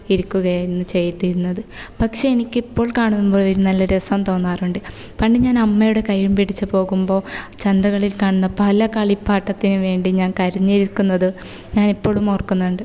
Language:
Malayalam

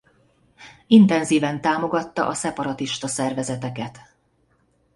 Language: Hungarian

